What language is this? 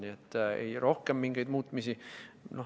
Estonian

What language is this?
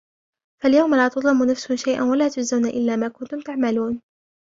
Arabic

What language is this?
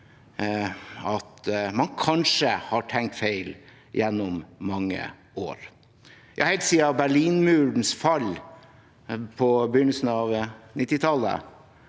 Norwegian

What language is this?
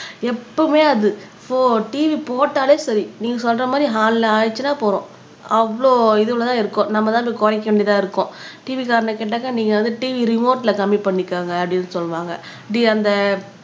Tamil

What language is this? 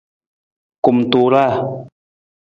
Nawdm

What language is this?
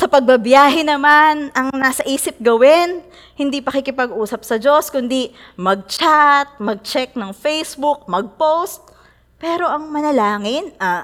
Filipino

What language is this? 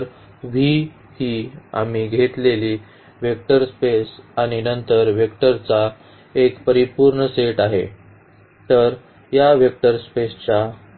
Marathi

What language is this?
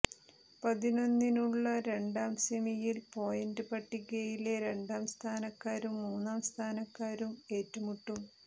Malayalam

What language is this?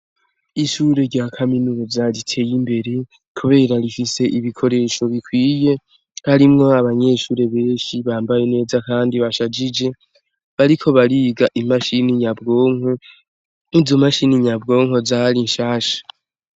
Rundi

